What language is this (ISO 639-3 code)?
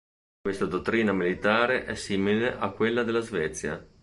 ita